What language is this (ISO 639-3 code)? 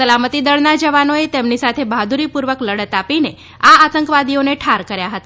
guj